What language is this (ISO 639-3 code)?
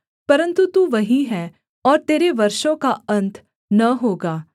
hin